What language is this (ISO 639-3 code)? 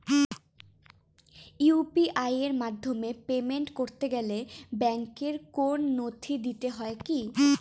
ben